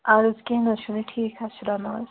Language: Kashmiri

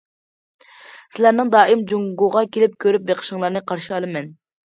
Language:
Uyghur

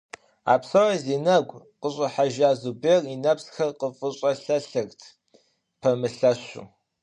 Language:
Kabardian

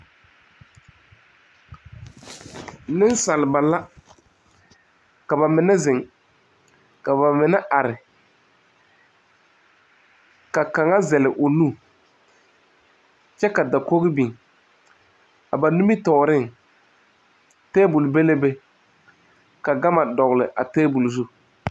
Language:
Southern Dagaare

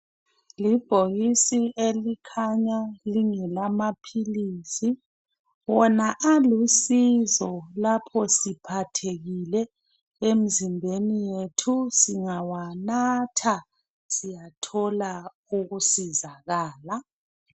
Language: North Ndebele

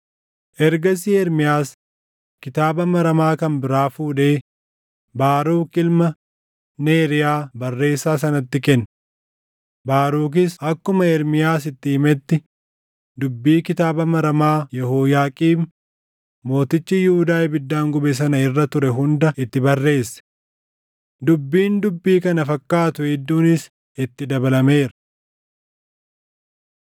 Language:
Oromo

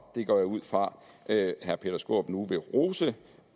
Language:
Danish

